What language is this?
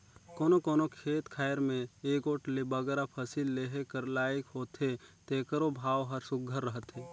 Chhattisgarhi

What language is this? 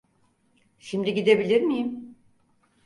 Turkish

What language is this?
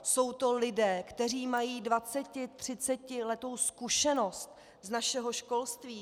Czech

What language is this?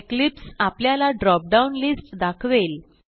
Marathi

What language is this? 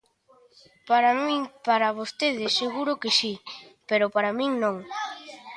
Galician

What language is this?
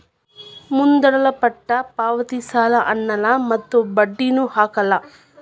Kannada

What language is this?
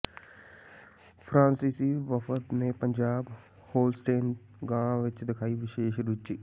Punjabi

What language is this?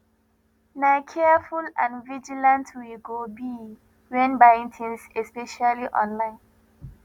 Nigerian Pidgin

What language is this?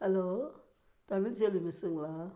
Tamil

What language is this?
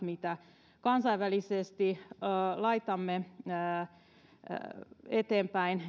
Finnish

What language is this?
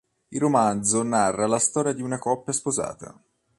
Italian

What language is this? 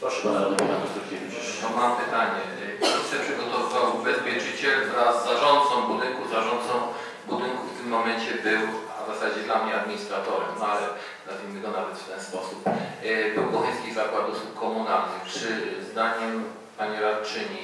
Polish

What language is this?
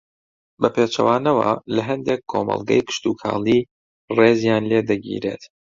Central Kurdish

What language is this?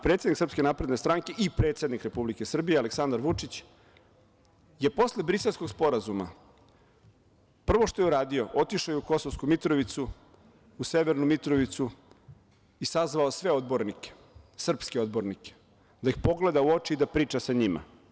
Serbian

